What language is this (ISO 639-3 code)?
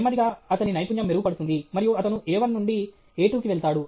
tel